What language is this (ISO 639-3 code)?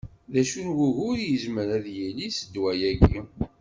kab